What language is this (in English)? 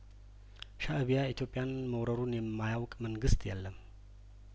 Amharic